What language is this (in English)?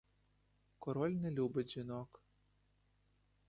Ukrainian